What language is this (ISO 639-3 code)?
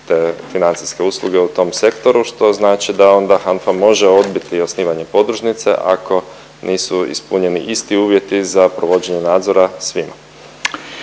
hrv